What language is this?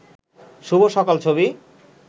Bangla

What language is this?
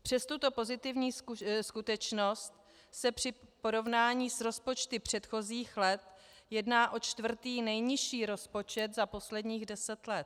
Czech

